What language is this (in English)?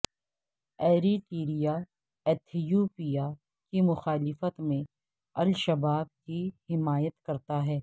Urdu